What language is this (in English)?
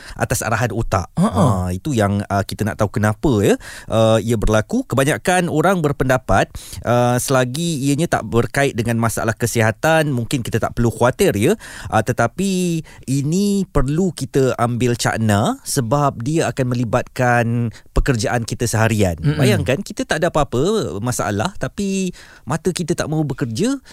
Malay